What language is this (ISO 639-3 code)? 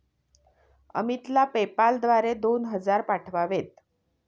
mar